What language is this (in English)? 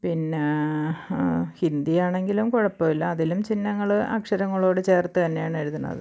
Malayalam